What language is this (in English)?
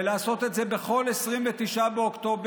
Hebrew